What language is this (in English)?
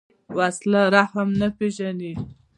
Pashto